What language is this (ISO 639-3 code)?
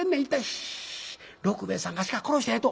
jpn